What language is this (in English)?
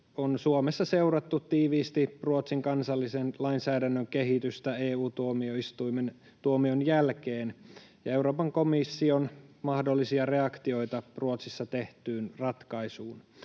Finnish